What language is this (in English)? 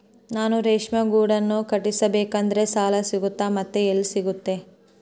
Kannada